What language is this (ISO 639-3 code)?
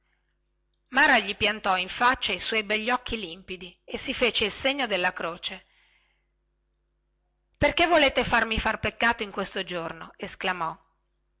ita